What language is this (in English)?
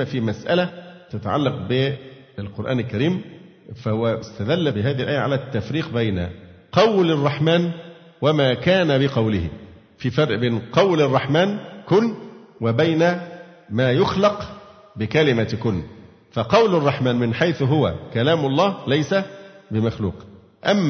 Arabic